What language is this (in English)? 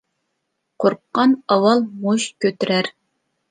Uyghur